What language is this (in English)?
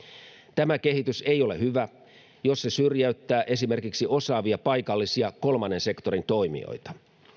Finnish